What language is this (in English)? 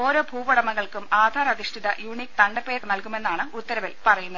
Malayalam